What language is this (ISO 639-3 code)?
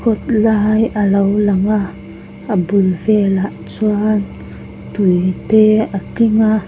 lus